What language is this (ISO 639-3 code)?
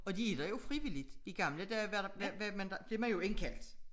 dan